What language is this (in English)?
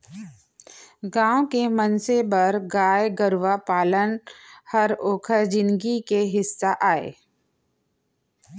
Chhattisgarhi